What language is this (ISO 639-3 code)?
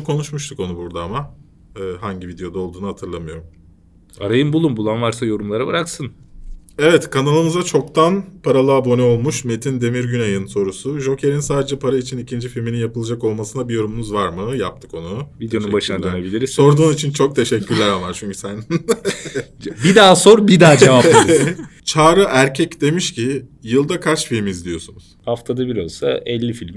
tur